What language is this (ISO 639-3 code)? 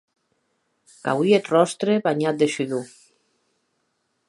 oci